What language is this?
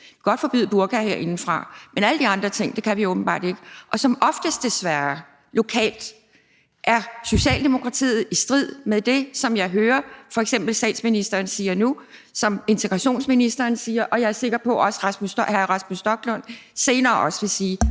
Danish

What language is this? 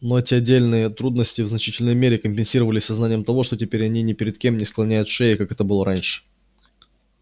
Russian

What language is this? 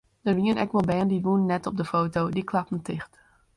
Western Frisian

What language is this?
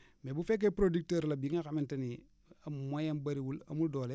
Wolof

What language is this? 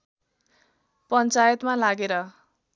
Nepali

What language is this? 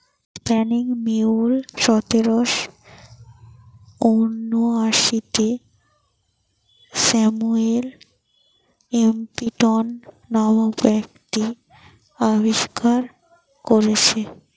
Bangla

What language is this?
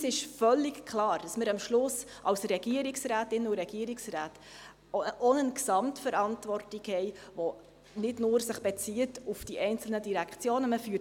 Swiss German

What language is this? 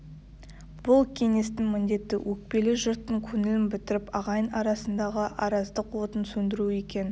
Kazakh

